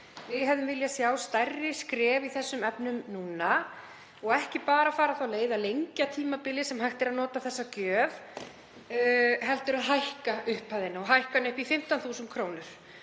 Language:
Icelandic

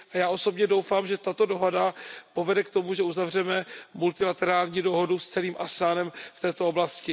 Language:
Czech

